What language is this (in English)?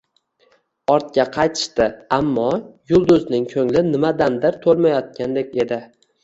Uzbek